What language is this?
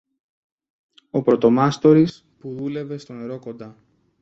Greek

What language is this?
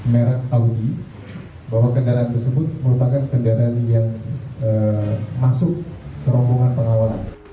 Indonesian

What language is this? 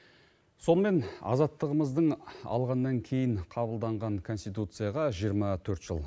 Kazakh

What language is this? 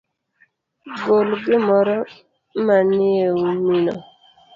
Luo (Kenya and Tanzania)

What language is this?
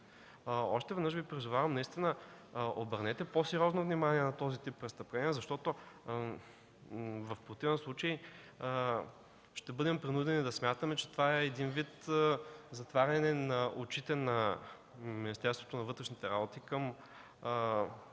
Bulgarian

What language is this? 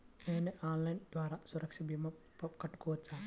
Telugu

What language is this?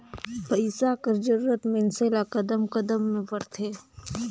Chhattisgarhi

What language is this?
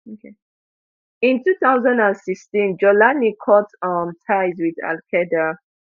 Nigerian Pidgin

